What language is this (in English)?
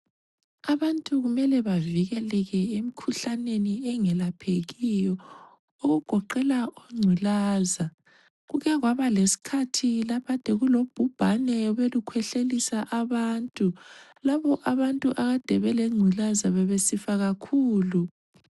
North Ndebele